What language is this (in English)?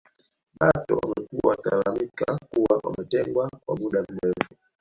Swahili